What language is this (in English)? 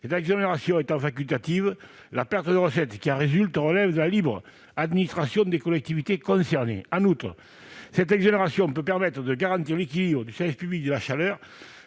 French